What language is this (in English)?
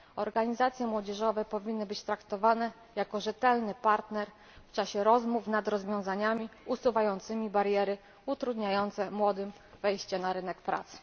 Polish